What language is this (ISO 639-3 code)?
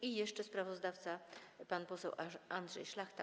pol